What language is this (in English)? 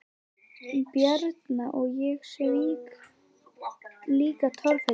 Icelandic